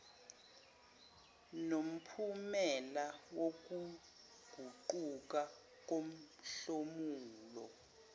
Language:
Zulu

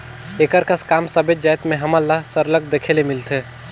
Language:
Chhattisgarhi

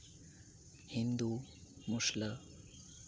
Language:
Santali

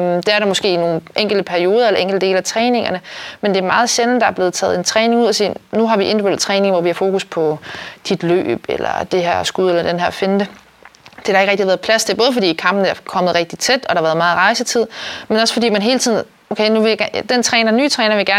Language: Danish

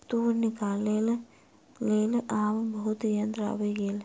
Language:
Maithili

